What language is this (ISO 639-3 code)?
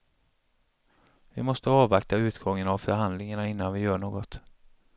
swe